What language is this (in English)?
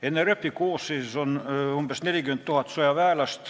Estonian